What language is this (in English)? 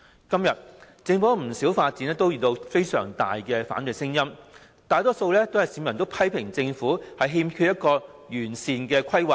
Cantonese